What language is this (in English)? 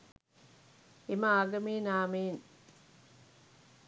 Sinhala